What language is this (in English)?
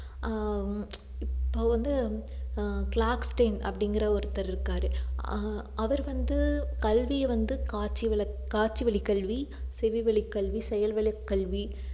Tamil